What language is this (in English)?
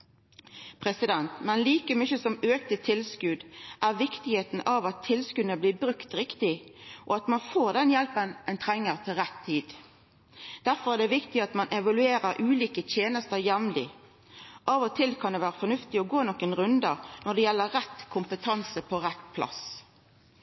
Norwegian Nynorsk